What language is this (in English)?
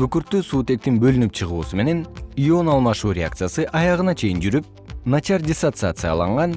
Turkish